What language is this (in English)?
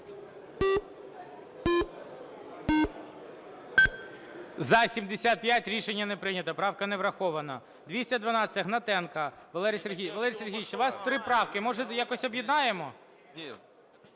Ukrainian